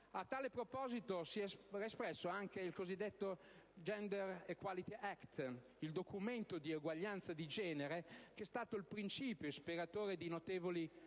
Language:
Italian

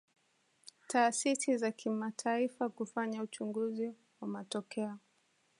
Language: Swahili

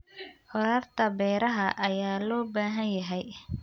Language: Somali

